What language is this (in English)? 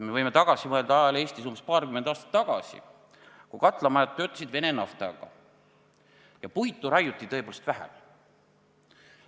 Estonian